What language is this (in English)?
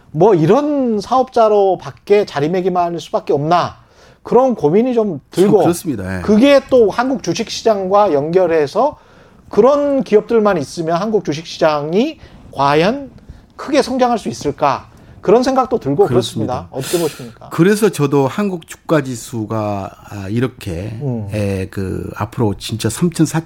Korean